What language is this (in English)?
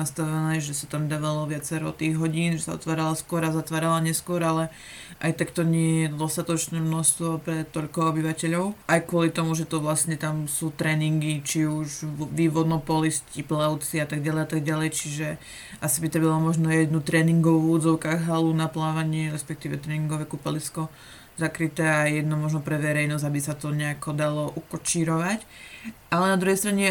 Slovak